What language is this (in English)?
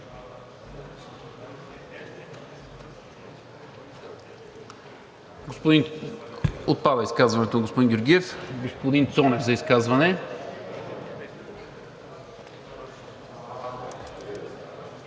Bulgarian